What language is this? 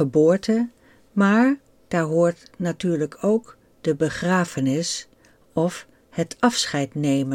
Dutch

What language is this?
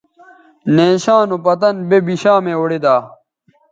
Bateri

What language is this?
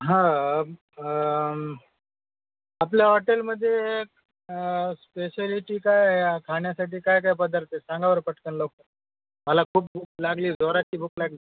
Marathi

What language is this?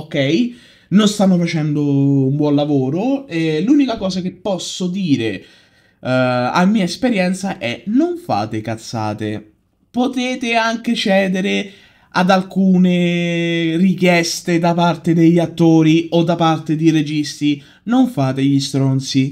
Italian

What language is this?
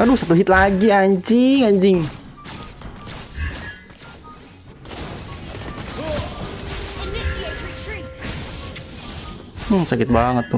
Indonesian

